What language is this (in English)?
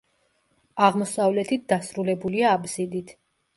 Georgian